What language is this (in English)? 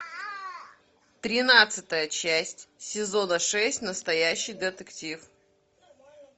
Russian